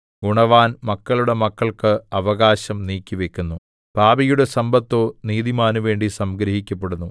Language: Malayalam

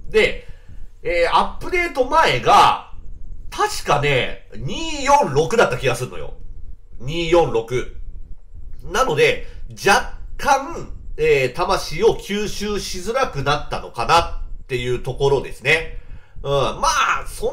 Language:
Japanese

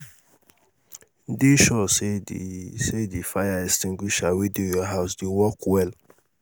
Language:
Nigerian Pidgin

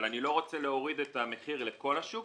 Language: Hebrew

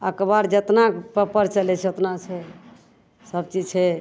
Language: Maithili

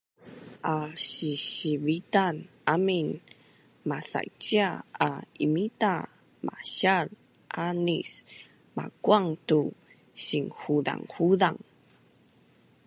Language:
Bunun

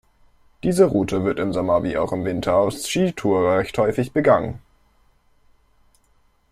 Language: German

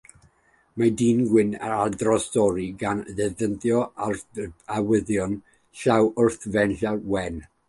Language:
Welsh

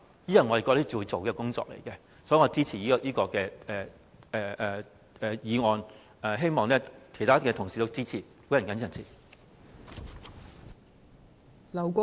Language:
Cantonese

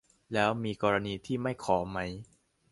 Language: Thai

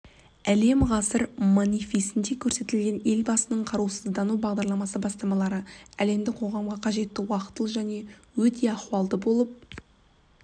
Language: Kazakh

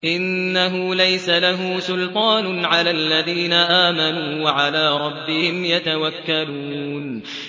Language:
Arabic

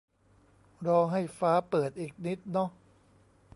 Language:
Thai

